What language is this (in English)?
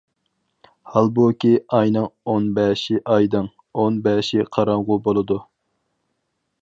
Uyghur